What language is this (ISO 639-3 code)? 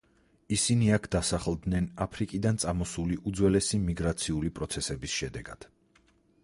kat